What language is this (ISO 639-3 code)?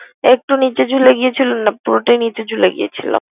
ben